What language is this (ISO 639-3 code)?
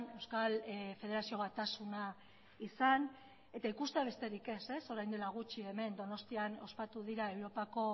eus